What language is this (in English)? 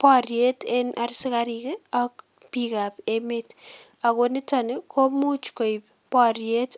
Kalenjin